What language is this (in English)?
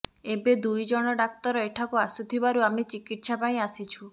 Odia